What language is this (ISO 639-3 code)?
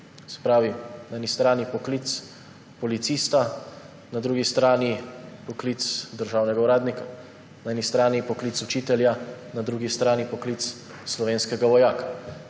slv